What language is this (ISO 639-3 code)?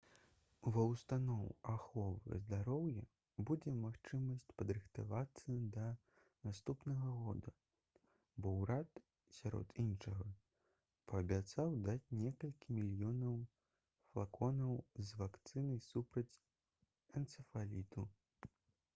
bel